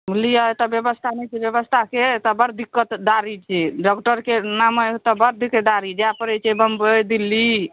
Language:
Maithili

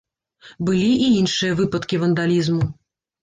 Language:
Belarusian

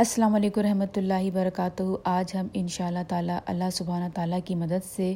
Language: Urdu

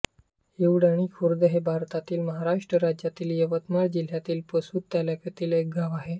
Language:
Marathi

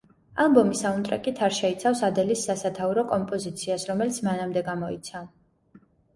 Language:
Georgian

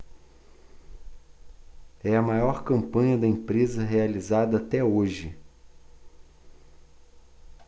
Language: Portuguese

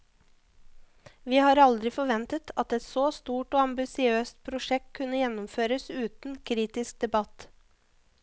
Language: Norwegian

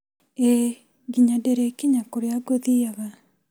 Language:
Kikuyu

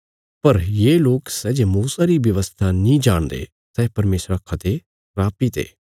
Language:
Bilaspuri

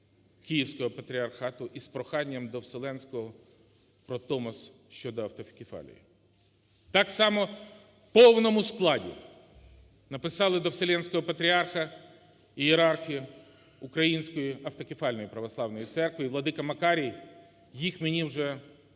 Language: Ukrainian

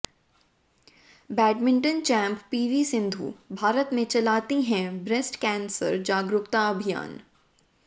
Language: Hindi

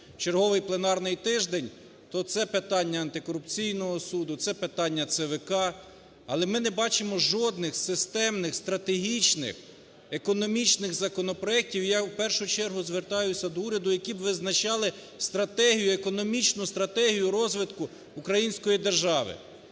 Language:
Ukrainian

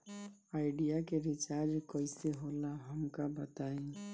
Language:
Bhojpuri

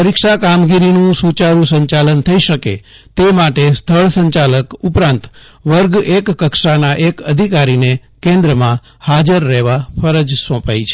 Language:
Gujarati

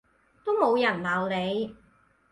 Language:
Cantonese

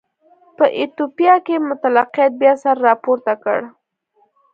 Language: Pashto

